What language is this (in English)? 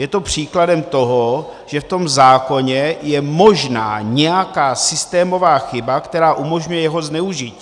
Czech